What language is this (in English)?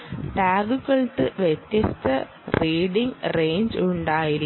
Malayalam